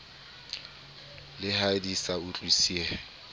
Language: Southern Sotho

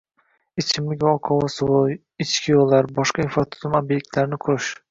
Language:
Uzbek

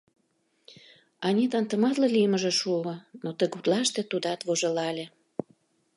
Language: Mari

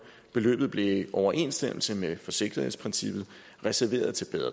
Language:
Danish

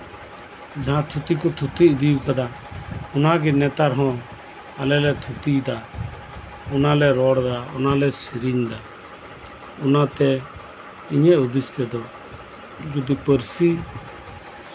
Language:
Santali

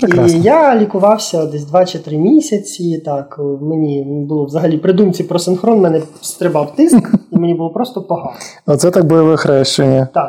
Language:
Ukrainian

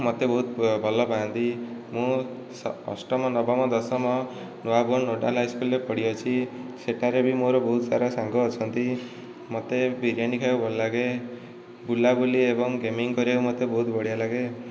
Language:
Odia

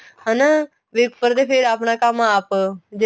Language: Punjabi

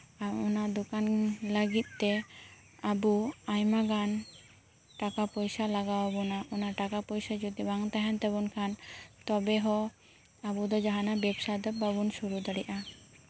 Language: Santali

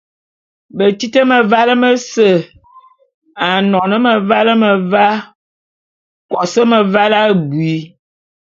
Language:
Bulu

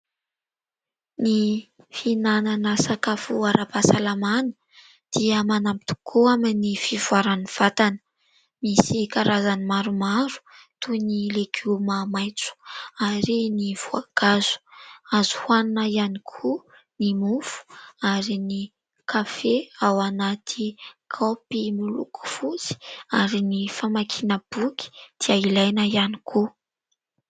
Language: Malagasy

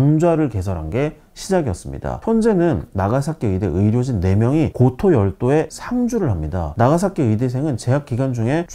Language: Korean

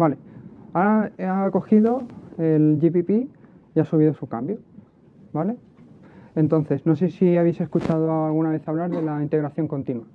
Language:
Spanish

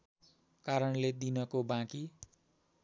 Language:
Nepali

